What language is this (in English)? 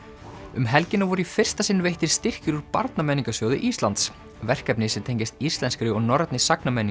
Icelandic